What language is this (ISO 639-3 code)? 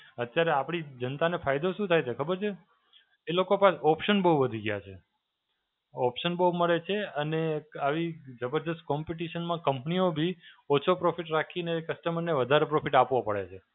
guj